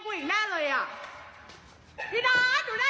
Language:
Thai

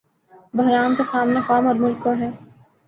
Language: Urdu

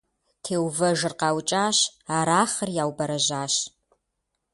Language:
Kabardian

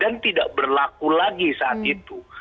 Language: Indonesian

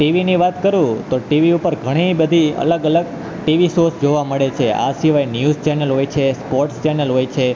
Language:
Gujarati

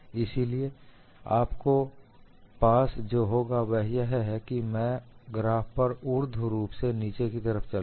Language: Hindi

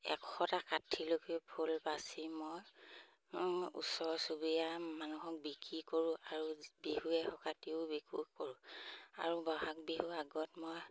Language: Assamese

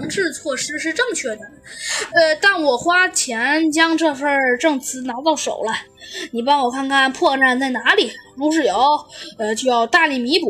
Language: Chinese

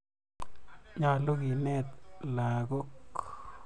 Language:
Kalenjin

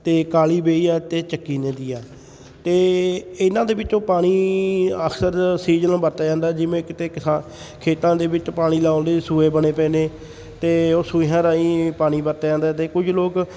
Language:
Punjabi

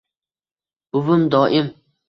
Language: Uzbek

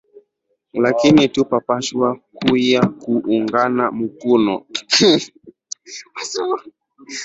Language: Swahili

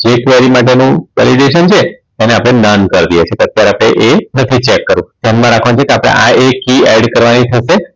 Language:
Gujarati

